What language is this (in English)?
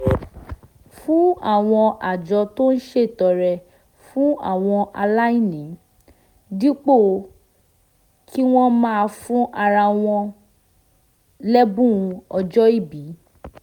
Yoruba